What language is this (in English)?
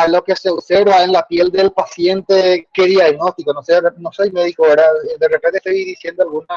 Spanish